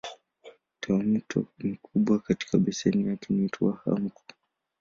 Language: Swahili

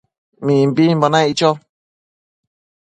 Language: Matsés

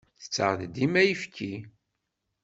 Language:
Kabyle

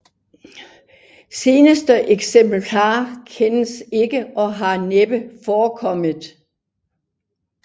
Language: Danish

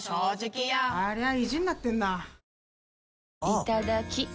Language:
Japanese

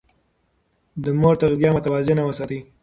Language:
Pashto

